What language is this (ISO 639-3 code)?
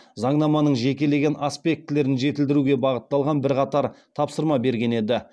kaz